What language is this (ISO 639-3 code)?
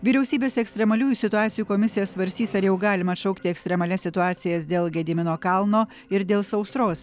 lit